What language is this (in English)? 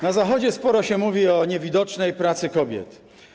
Polish